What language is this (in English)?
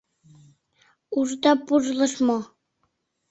Mari